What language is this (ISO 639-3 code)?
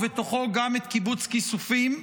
heb